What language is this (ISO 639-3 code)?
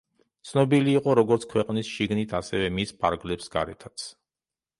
kat